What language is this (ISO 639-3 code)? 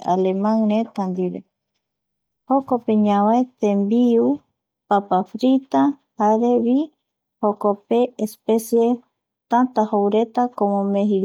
gui